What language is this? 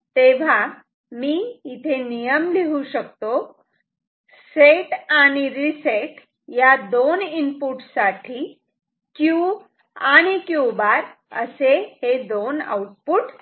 Marathi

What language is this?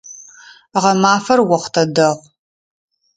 Adyghe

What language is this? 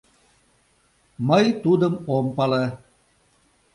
Mari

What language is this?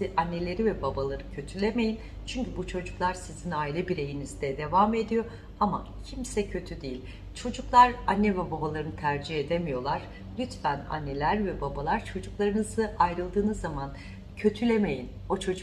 Turkish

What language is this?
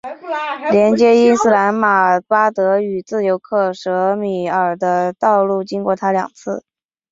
Chinese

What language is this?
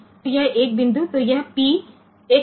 Gujarati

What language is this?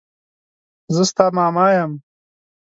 Pashto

